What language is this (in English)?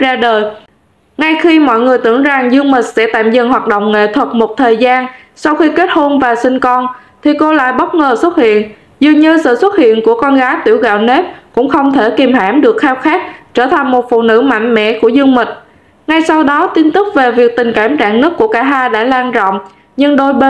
Vietnamese